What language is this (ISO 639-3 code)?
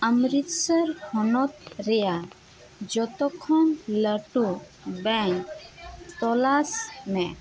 sat